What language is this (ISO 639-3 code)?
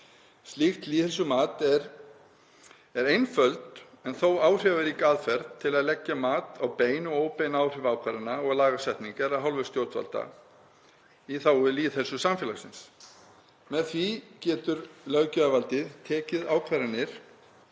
isl